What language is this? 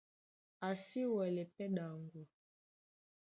Duala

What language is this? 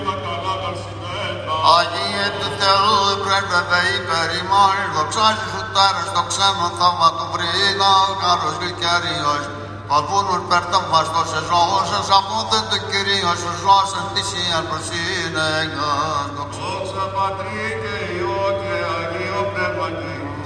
Greek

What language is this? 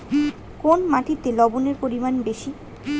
Bangla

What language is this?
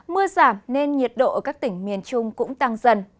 Vietnamese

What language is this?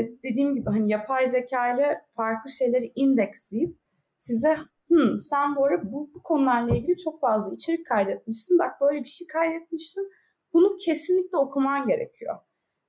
Turkish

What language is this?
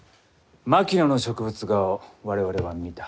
Japanese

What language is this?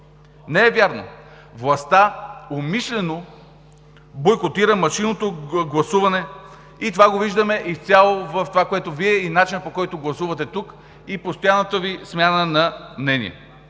Bulgarian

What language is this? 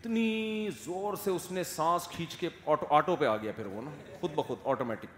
Urdu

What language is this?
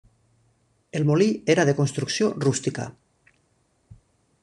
Catalan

